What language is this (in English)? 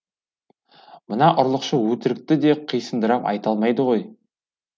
Kazakh